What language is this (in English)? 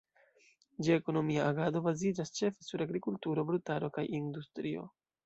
Esperanto